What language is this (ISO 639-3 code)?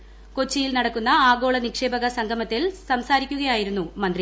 mal